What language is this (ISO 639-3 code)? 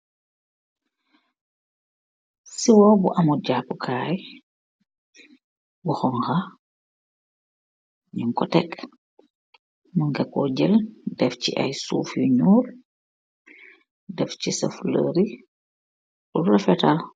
wol